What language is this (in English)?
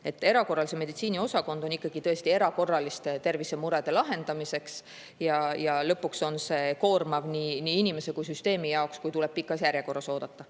Estonian